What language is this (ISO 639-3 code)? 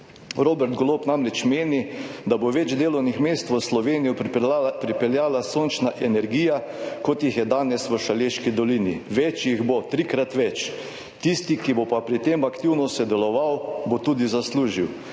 slv